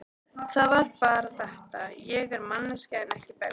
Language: Icelandic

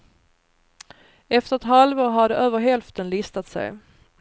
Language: Swedish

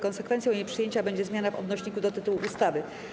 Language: Polish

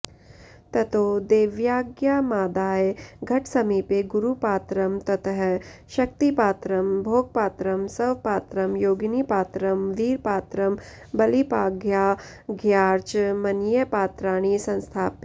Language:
Sanskrit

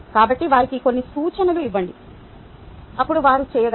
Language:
Telugu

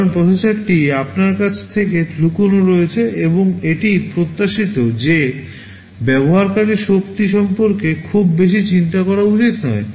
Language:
Bangla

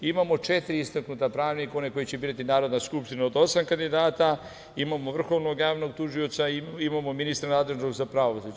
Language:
Serbian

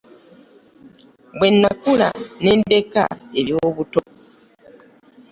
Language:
Ganda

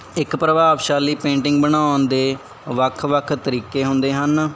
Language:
Punjabi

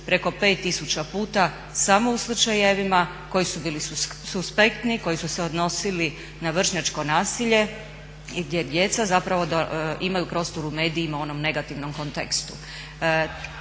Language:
Croatian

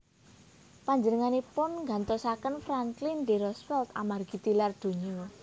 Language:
Javanese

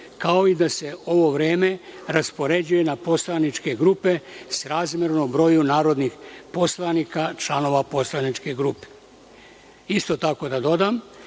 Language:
Serbian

